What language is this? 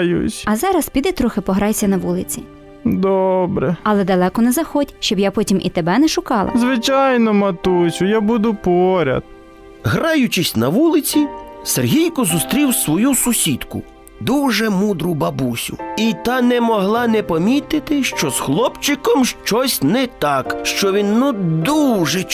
Ukrainian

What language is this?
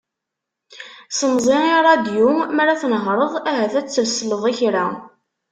Kabyle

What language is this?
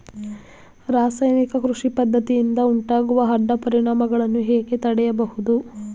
Kannada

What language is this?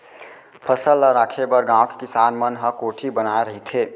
Chhattisgarhi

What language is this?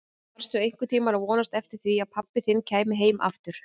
Icelandic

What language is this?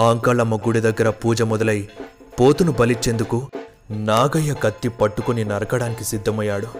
Telugu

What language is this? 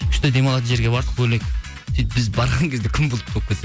Kazakh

